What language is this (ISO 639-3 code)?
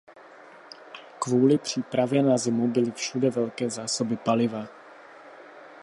ces